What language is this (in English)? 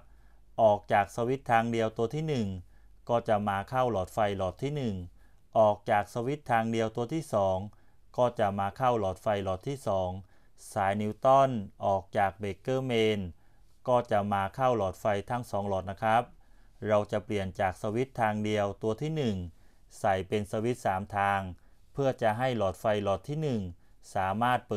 Thai